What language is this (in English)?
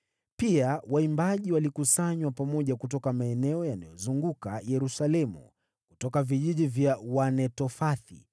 Swahili